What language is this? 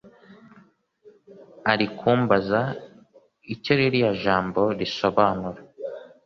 Kinyarwanda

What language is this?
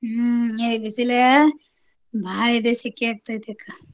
Kannada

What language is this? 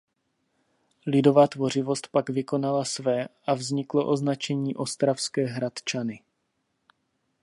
Czech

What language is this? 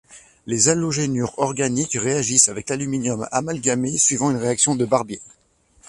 French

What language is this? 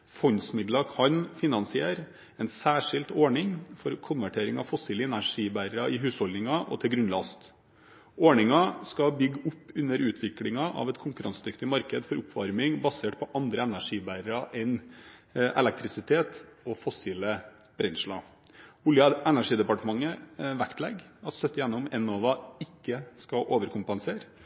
Norwegian Bokmål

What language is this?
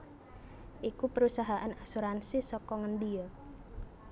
Javanese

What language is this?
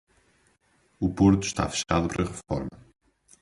Portuguese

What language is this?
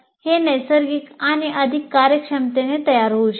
Marathi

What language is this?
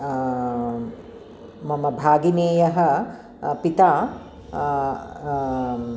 Sanskrit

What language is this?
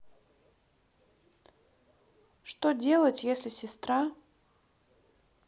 Russian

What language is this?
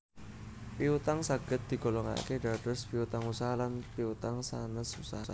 Javanese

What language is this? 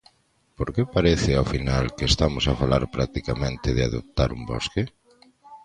Galician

